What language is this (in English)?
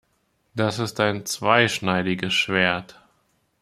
German